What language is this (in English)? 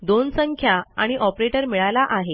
Marathi